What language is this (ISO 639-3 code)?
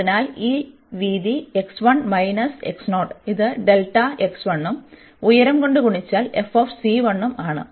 mal